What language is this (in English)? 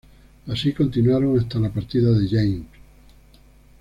Spanish